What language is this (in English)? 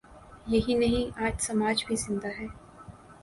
Urdu